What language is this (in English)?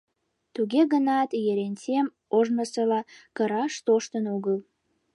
Mari